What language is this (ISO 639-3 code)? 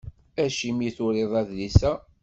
kab